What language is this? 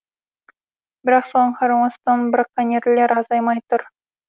Kazakh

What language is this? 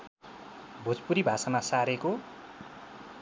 Nepali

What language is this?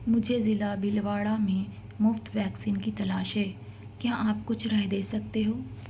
Urdu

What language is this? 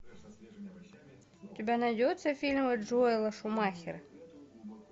Russian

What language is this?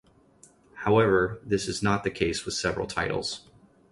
English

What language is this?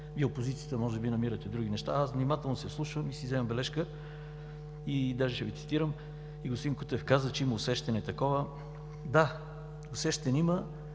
Bulgarian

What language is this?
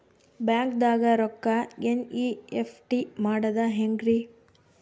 Kannada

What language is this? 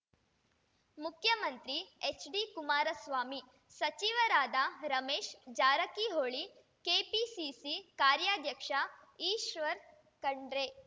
Kannada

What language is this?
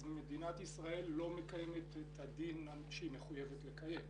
Hebrew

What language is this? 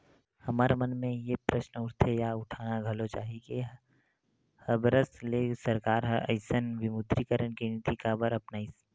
Chhattisgarhi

